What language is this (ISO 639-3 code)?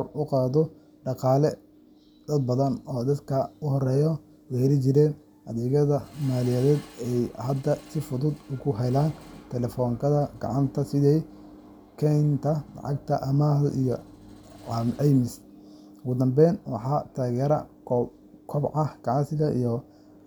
som